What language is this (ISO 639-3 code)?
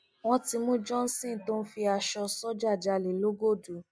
yor